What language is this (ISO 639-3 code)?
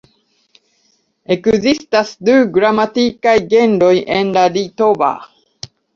epo